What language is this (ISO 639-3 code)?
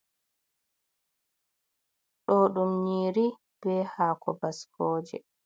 ful